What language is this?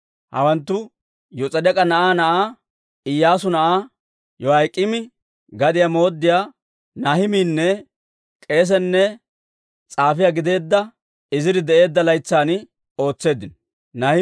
Dawro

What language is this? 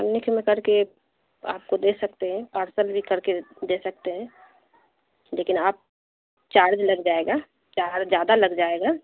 Urdu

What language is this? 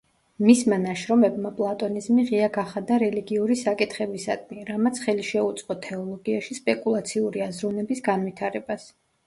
Georgian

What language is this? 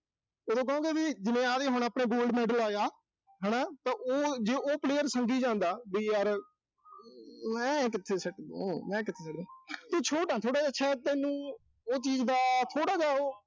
Punjabi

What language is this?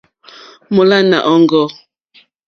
Mokpwe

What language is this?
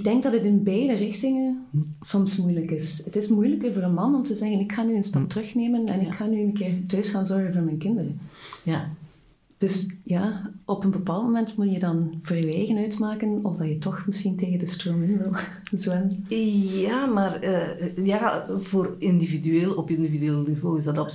Dutch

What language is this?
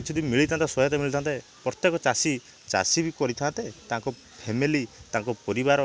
Odia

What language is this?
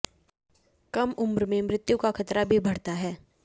Hindi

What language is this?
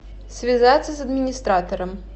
Russian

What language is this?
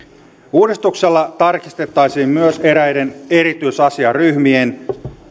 Finnish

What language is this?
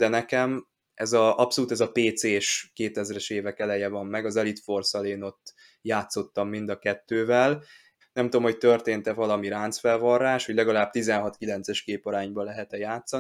Hungarian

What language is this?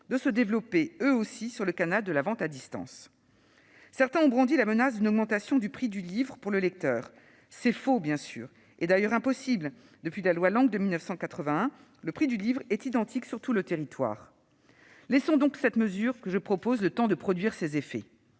French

